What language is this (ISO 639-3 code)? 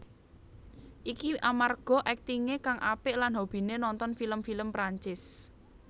jav